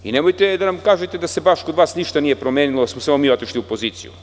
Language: Serbian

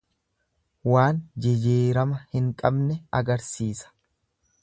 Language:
Oromo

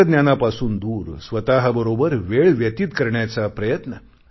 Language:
Marathi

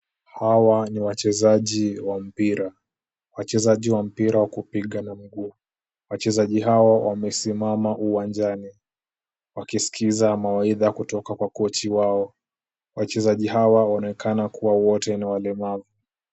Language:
Swahili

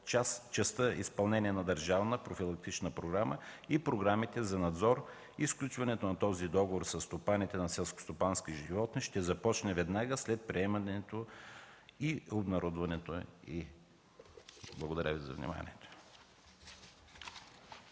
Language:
Bulgarian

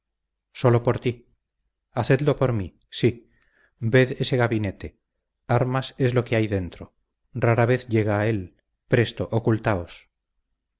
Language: Spanish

